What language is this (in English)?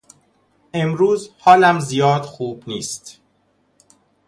Persian